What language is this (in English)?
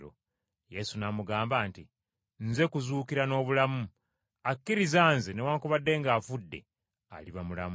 Ganda